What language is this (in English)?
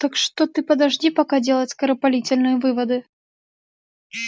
Russian